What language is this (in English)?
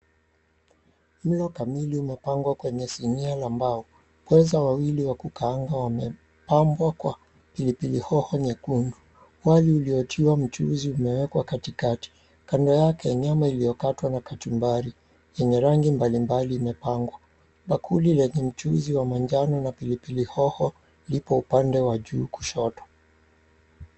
Swahili